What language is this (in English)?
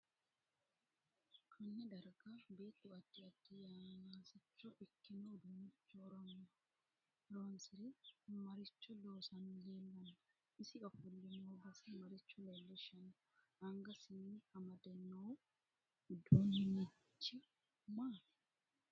Sidamo